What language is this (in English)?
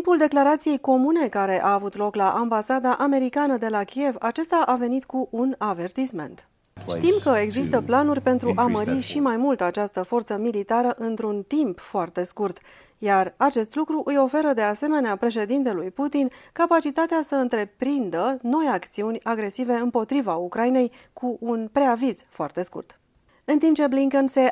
Romanian